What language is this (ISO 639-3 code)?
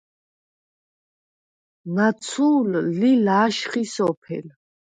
sva